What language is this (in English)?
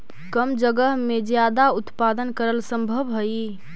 Magahi